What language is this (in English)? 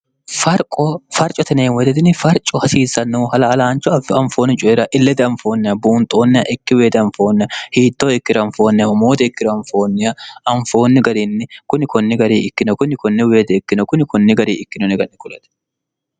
Sidamo